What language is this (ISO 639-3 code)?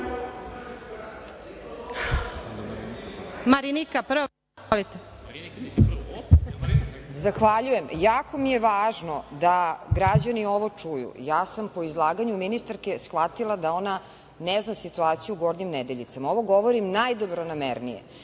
srp